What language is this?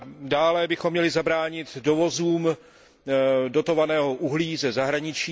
Czech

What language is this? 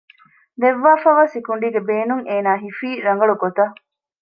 Divehi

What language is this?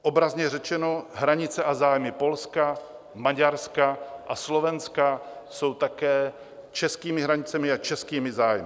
Czech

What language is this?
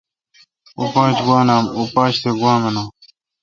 Kalkoti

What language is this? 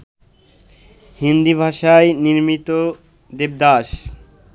Bangla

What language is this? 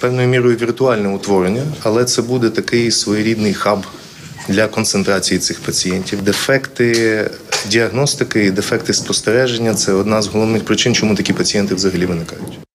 Ukrainian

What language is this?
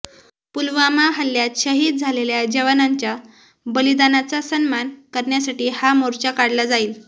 Marathi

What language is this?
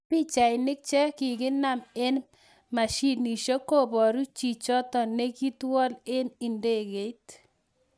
Kalenjin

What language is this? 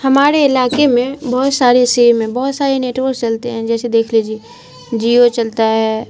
Urdu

